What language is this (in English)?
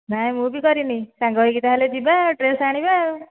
Odia